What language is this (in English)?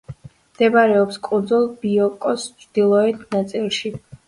Georgian